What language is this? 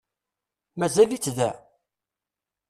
Kabyle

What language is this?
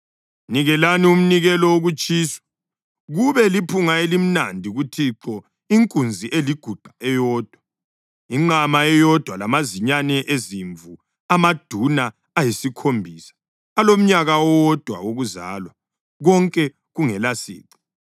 North Ndebele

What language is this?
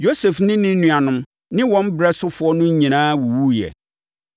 Akan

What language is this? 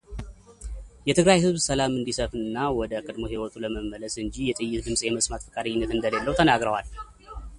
Amharic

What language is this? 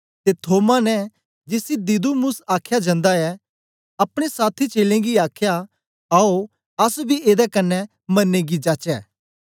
Dogri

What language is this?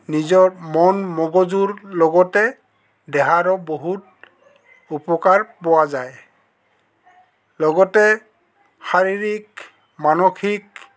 Assamese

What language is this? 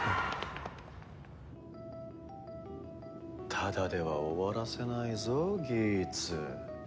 Japanese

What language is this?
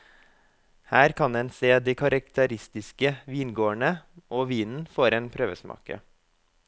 Norwegian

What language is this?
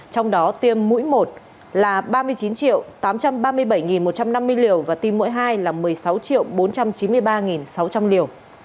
Vietnamese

